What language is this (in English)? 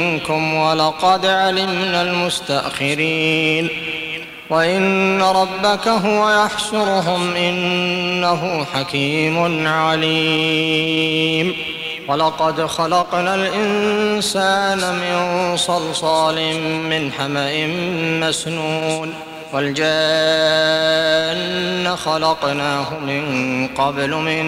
Arabic